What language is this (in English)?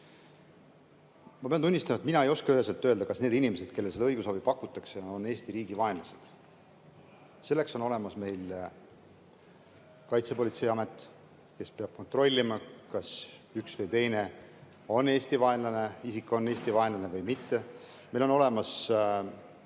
Estonian